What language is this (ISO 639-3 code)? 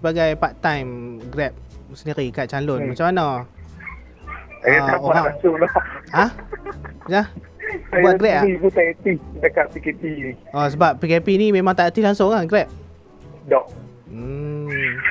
msa